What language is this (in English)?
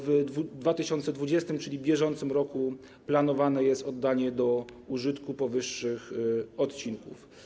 Polish